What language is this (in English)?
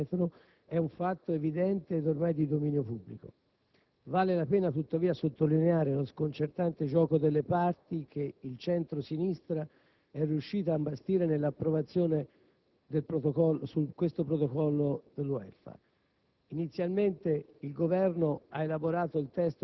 Italian